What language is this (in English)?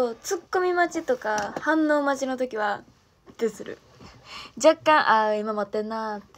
Japanese